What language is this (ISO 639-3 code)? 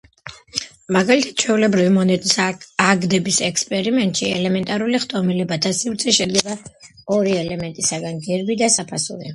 kat